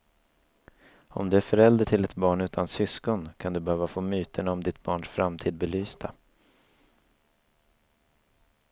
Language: Swedish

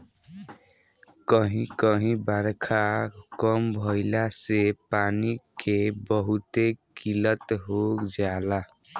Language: Bhojpuri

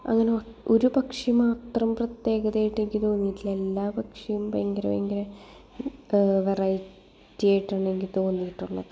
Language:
Malayalam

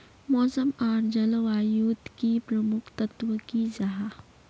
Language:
Magahi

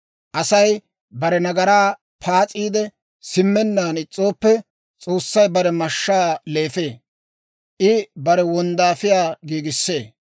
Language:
Dawro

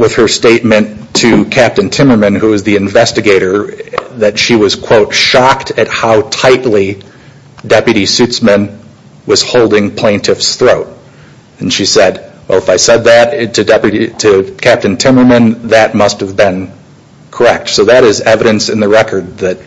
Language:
English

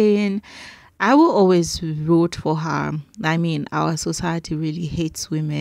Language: English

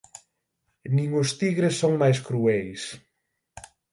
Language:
Galician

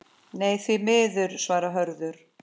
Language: Icelandic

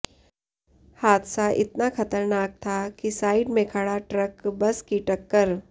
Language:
Hindi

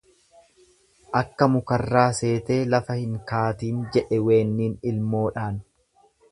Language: Oromo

